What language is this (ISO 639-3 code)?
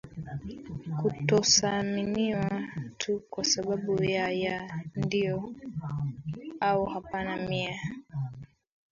swa